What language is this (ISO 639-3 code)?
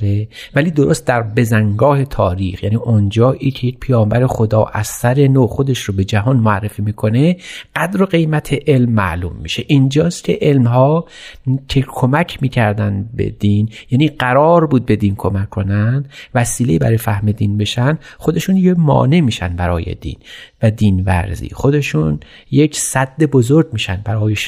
fas